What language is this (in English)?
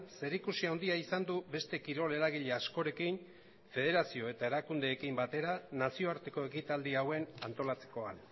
Basque